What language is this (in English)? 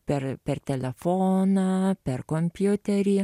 Lithuanian